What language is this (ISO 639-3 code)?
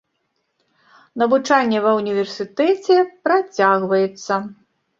bel